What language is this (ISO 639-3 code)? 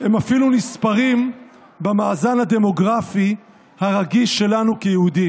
heb